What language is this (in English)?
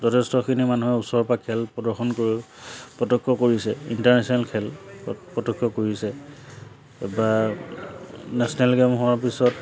Assamese